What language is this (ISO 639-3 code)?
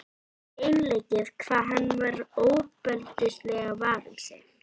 isl